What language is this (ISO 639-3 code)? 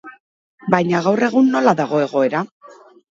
eus